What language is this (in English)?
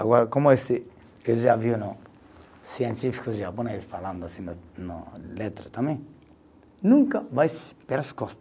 Portuguese